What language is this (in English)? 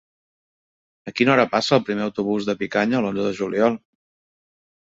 Catalan